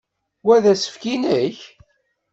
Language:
Kabyle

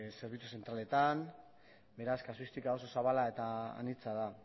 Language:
Basque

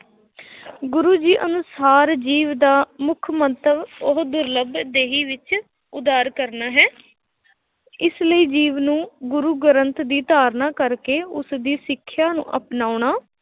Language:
Punjabi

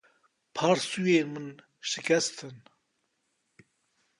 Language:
Kurdish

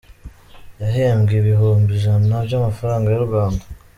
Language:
Kinyarwanda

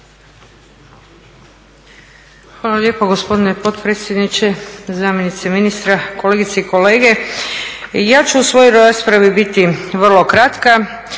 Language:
Croatian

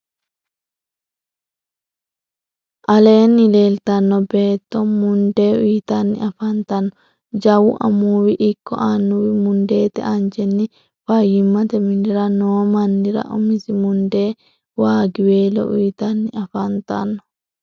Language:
Sidamo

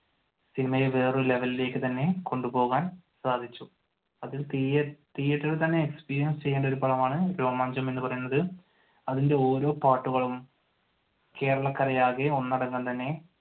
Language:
Malayalam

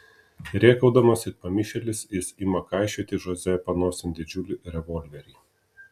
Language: Lithuanian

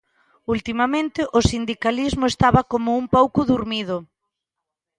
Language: Galician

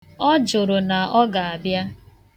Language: Igbo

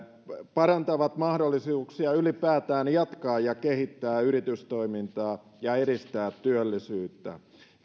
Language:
Finnish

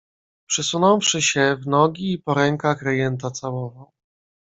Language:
Polish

